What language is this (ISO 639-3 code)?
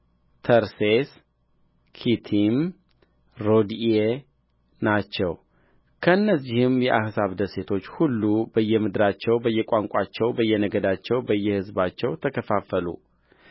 amh